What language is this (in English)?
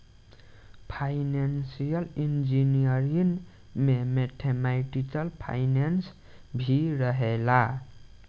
Bhojpuri